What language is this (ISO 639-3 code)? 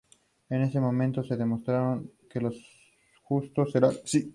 spa